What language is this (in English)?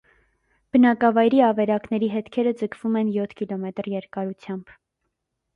Armenian